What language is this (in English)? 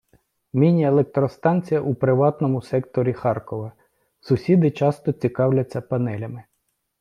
Ukrainian